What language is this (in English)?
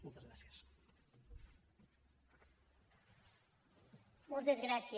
Catalan